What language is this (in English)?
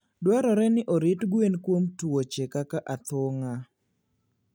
Luo (Kenya and Tanzania)